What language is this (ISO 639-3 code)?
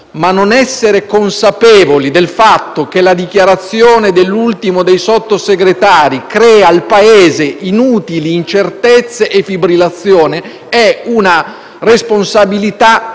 ita